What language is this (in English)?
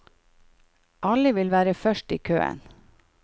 Norwegian